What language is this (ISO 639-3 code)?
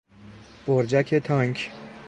fas